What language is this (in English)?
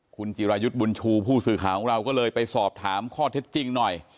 Thai